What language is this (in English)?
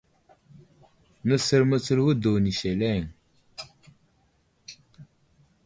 Wuzlam